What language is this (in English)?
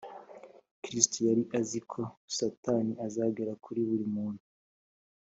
Kinyarwanda